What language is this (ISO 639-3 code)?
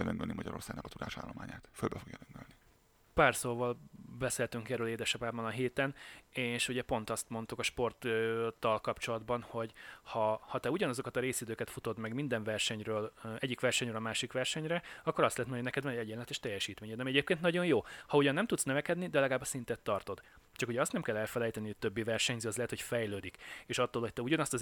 hun